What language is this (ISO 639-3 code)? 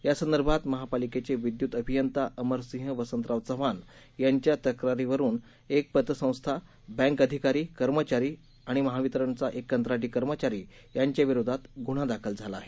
mar